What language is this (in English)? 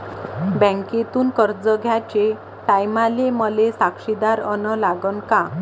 Marathi